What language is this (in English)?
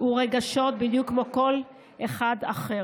Hebrew